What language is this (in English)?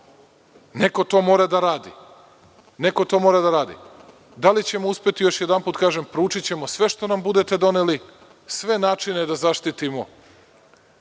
Serbian